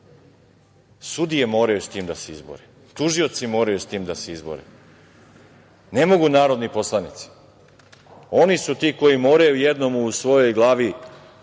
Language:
Serbian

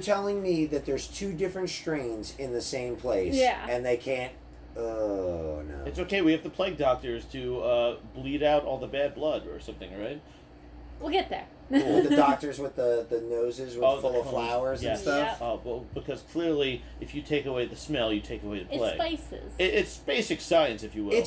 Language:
English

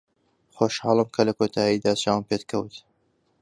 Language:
Central Kurdish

